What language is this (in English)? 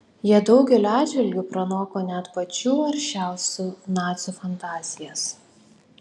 Lithuanian